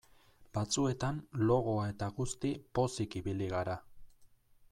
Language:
Basque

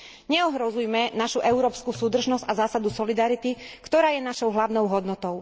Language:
Slovak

